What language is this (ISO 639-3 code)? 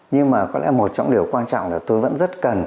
vie